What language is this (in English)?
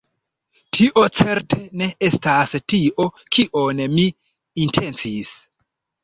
Esperanto